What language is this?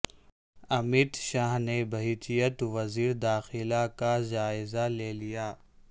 Urdu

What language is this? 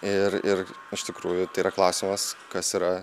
Lithuanian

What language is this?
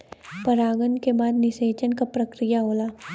Bhojpuri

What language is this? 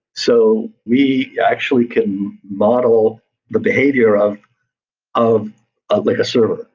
English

